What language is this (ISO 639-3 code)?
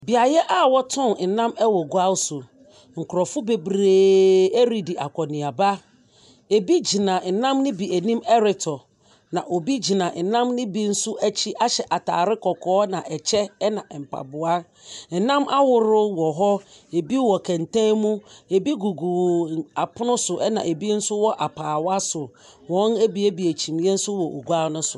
aka